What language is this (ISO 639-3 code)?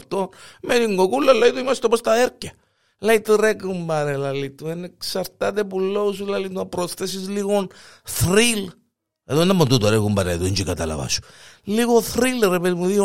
ell